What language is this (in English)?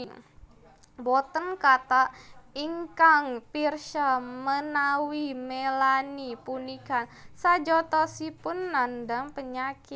Javanese